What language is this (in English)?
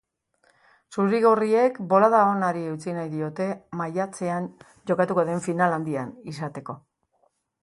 Basque